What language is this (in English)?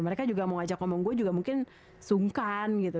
Indonesian